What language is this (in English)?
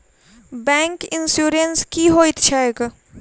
Maithili